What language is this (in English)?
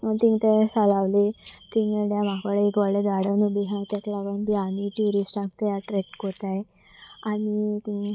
Konkani